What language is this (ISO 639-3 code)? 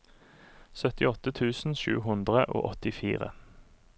nor